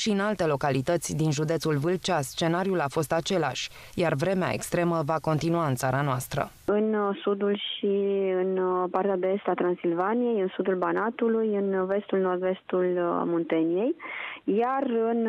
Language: Romanian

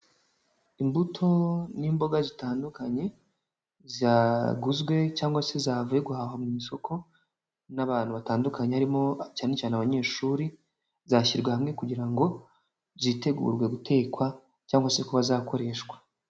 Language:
Kinyarwanda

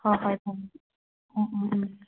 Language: Manipuri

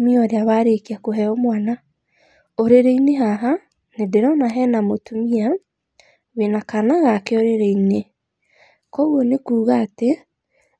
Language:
Kikuyu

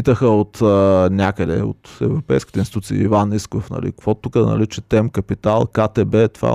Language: Bulgarian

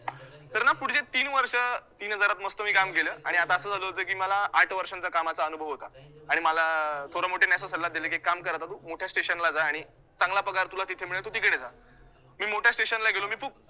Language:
Marathi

